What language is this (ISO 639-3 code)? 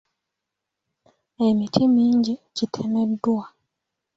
lug